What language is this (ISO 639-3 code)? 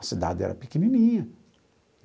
por